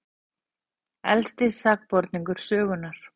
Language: Icelandic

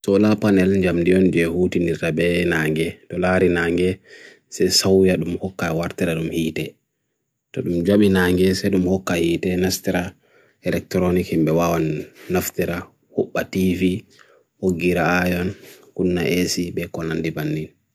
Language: Bagirmi Fulfulde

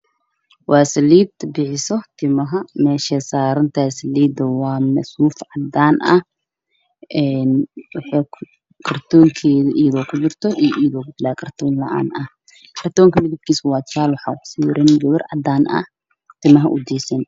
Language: Somali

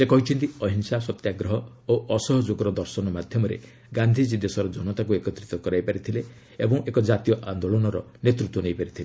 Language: Odia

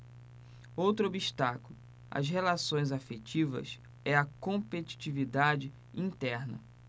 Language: Portuguese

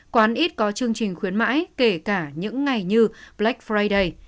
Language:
Vietnamese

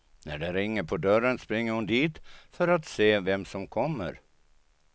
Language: Swedish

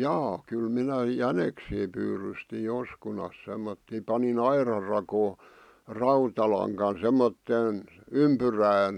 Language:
Finnish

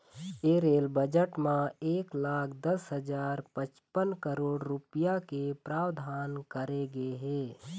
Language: Chhattisgarhi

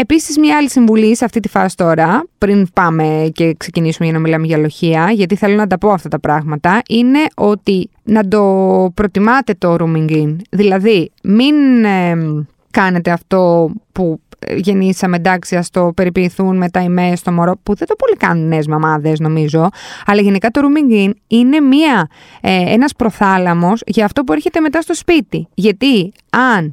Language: Greek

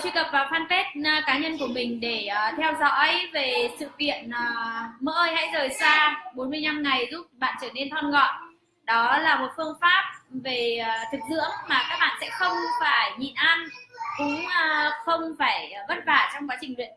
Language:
Vietnamese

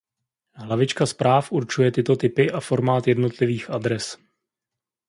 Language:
Czech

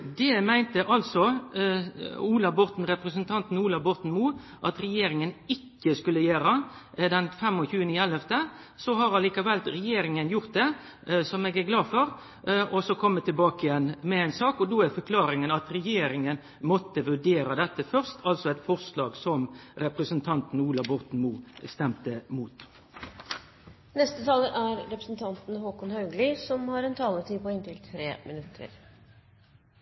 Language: Norwegian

